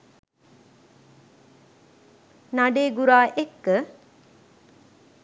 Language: Sinhala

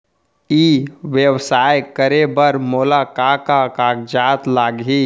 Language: Chhattisgarhi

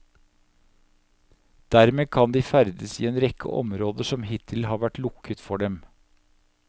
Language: Norwegian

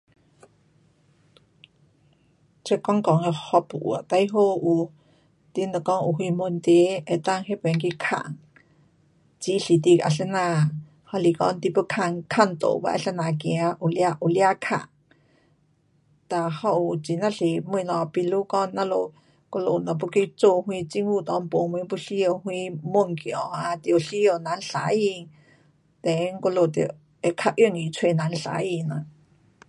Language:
Pu-Xian Chinese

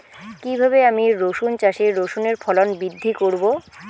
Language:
Bangla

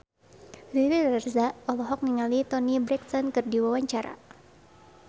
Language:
Sundanese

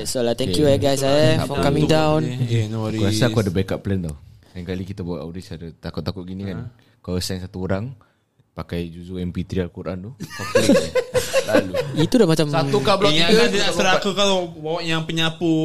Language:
Malay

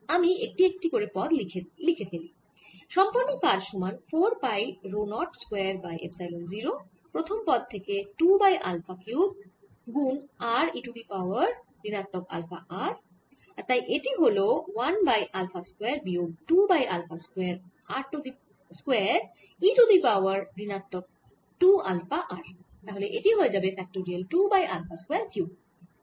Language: Bangla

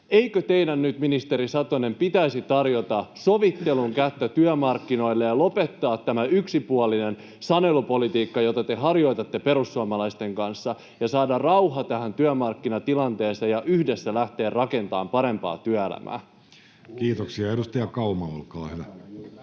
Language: Finnish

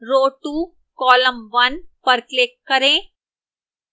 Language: Hindi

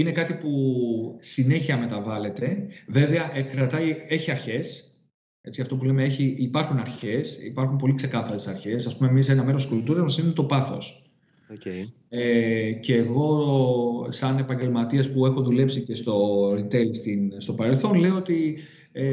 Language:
Greek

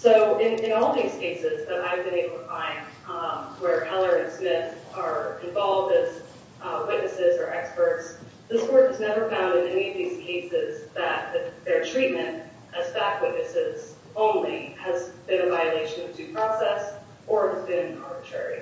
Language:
English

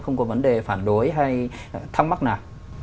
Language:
Vietnamese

